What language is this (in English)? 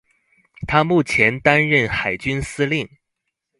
Chinese